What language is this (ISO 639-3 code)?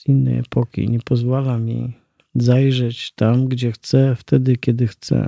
pol